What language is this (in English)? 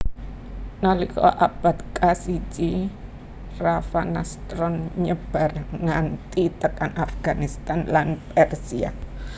Javanese